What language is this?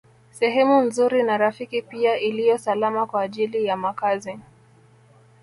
Swahili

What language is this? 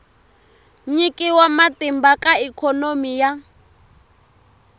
Tsonga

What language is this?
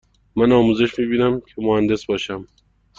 Persian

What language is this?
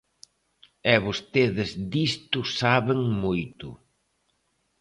Galician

